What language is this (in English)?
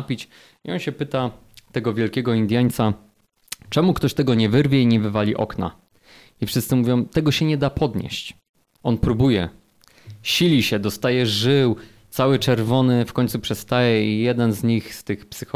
Polish